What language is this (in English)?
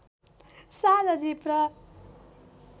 Nepali